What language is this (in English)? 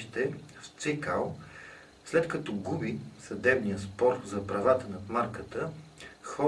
Dutch